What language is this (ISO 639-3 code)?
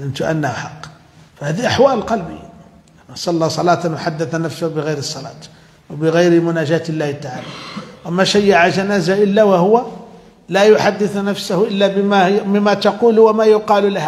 ara